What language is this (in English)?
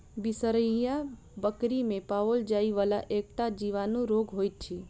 Maithili